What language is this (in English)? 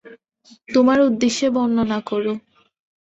Bangla